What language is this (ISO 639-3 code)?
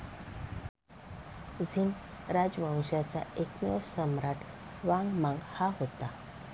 mar